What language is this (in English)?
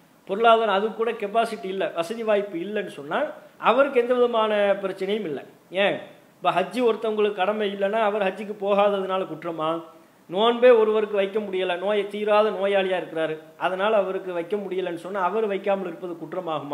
Indonesian